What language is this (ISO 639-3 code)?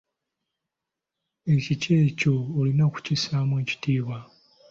lug